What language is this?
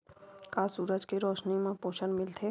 Chhattisgarhi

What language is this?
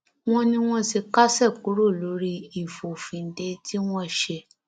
Yoruba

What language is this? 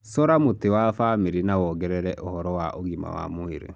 Kikuyu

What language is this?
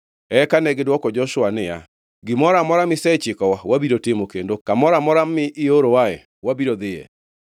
Luo (Kenya and Tanzania)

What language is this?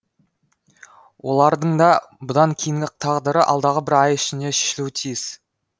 Kazakh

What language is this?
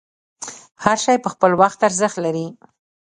Pashto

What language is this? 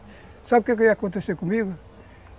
Portuguese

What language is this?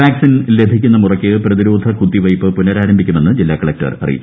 Malayalam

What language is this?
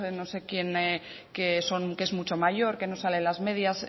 Spanish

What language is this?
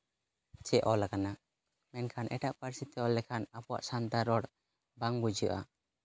Santali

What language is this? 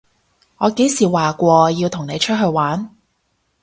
Cantonese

